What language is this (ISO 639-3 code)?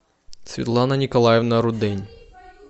rus